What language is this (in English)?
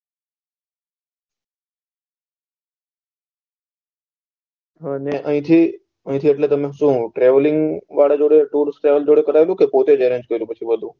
Gujarati